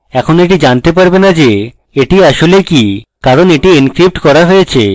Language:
Bangla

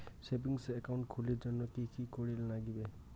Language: Bangla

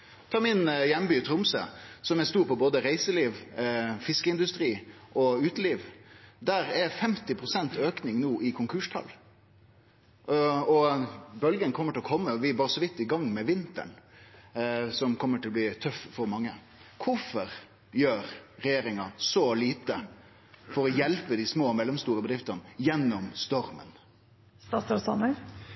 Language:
Norwegian Nynorsk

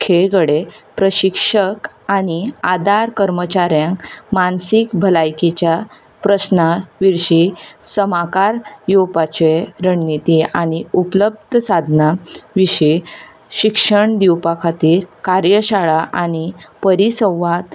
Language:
Konkani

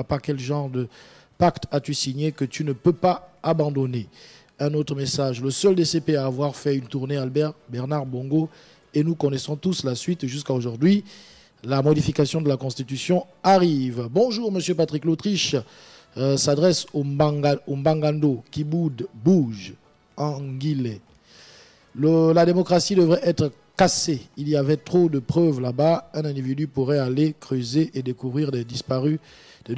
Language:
French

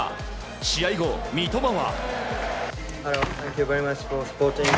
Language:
Japanese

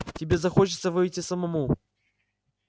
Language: Russian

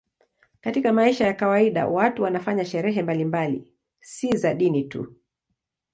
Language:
Swahili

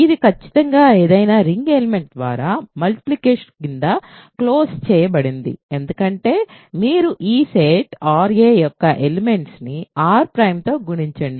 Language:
Telugu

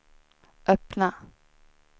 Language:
Swedish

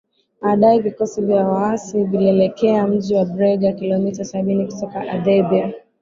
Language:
Swahili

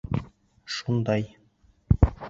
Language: Bashkir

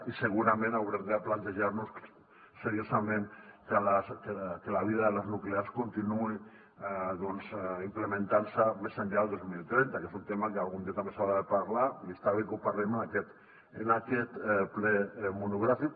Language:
Catalan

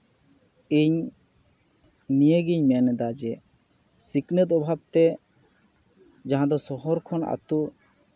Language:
Santali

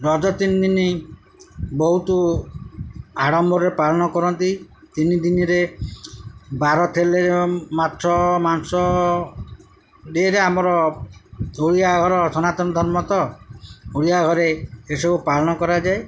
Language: Odia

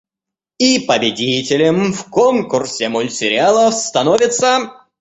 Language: Russian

